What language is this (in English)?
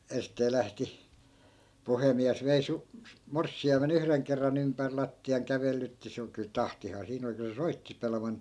Finnish